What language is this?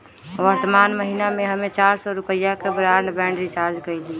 Magahi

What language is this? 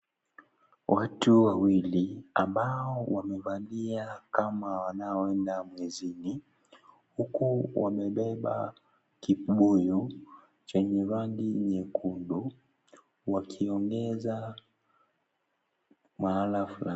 Swahili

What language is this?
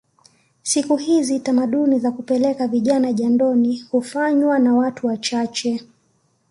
Swahili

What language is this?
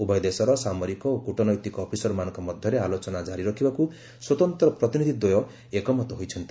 Odia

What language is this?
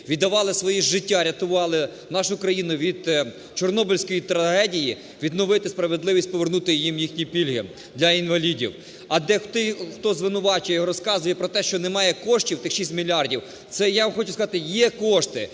Ukrainian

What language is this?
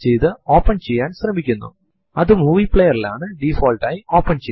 Malayalam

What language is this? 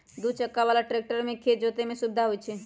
Magahi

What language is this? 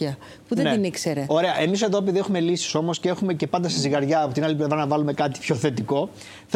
Greek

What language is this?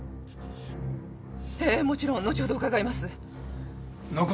Japanese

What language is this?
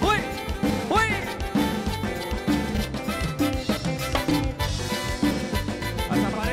Spanish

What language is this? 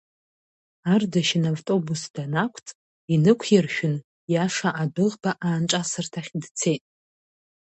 Abkhazian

